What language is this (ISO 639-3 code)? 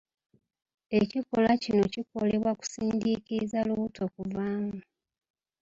lug